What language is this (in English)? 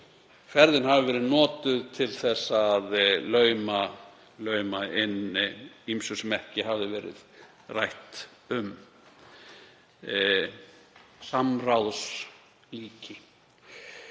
Icelandic